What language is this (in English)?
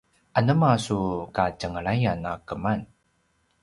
Paiwan